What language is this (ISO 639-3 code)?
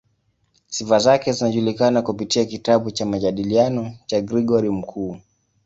swa